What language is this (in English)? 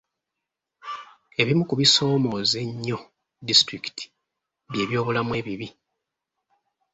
Ganda